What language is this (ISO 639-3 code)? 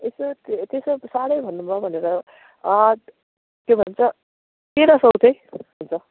nep